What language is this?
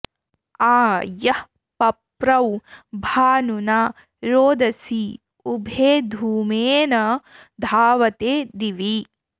Sanskrit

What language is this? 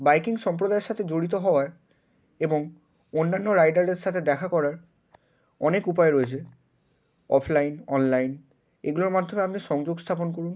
Bangla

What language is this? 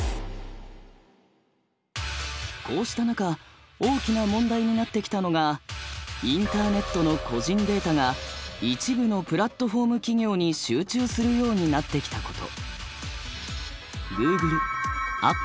Japanese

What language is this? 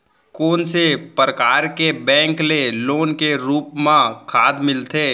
Chhattisgarhi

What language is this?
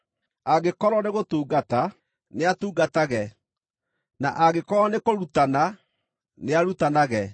Kikuyu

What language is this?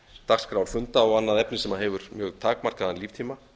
Icelandic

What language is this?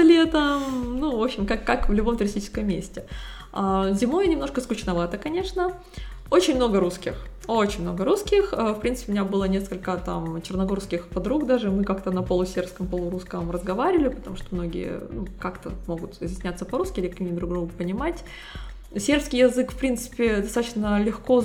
Russian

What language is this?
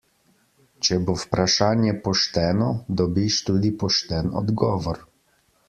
Slovenian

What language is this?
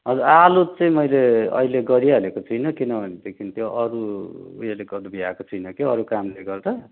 Nepali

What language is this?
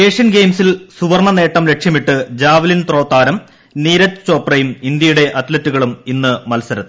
Malayalam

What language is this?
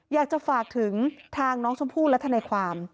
Thai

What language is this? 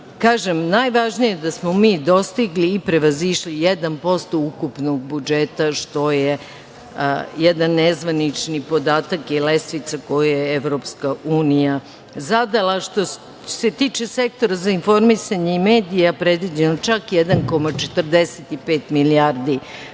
Serbian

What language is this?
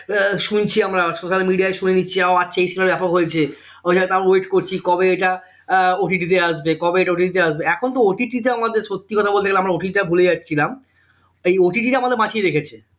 Bangla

